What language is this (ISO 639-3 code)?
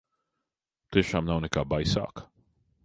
lav